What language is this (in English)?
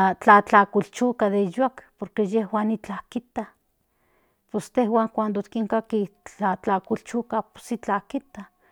Central Nahuatl